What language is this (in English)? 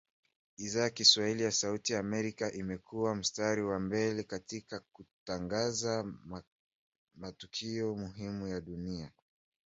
Swahili